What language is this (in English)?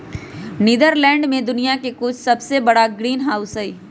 Magahi